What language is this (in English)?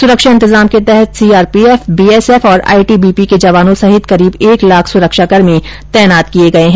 Hindi